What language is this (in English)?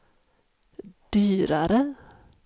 Swedish